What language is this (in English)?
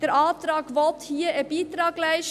Swiss German